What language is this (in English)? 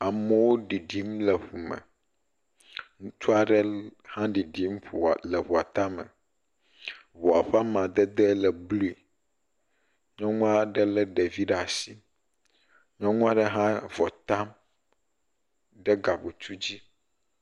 Ewe